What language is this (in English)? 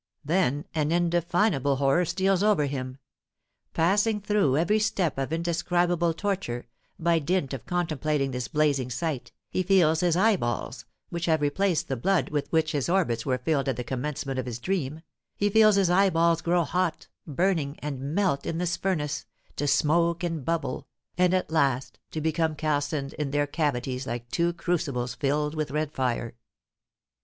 English